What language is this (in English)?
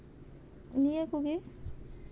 Santali